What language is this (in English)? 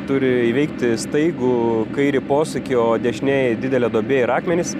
Lithuanian